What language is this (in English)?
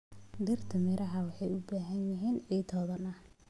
Somali